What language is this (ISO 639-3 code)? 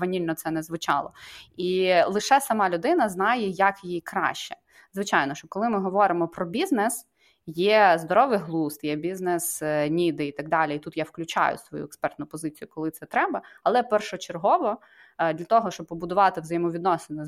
ukr